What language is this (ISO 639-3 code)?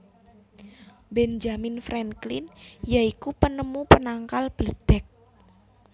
jav